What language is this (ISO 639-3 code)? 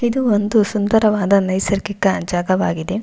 kan